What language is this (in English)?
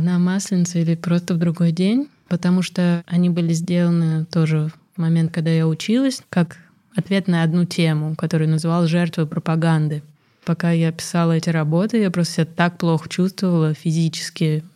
Russian